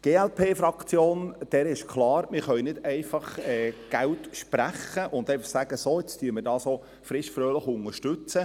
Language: Swiss German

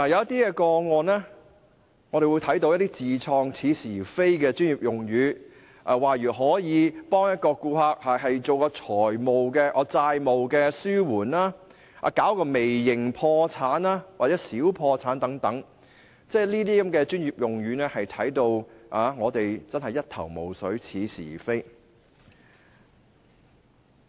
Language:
Cantonese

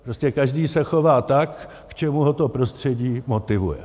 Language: Czech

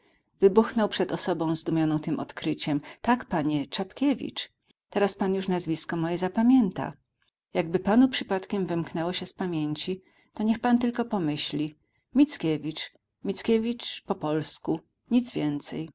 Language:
Polish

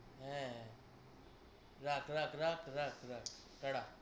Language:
Bangla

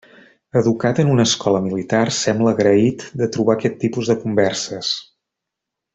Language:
Catalan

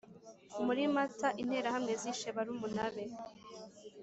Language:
Kinyarwanda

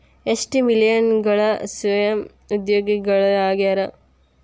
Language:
Kannada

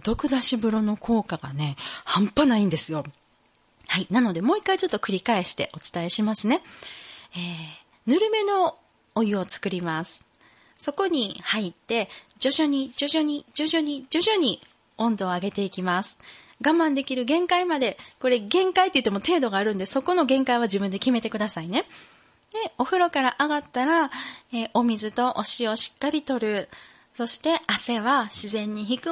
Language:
Japanese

